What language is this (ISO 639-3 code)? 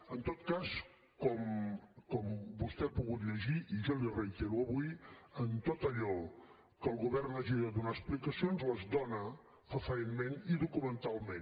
cat